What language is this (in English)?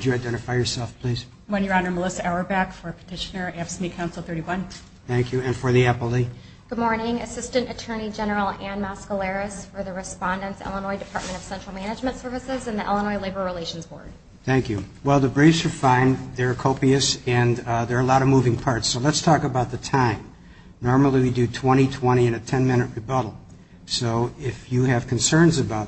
English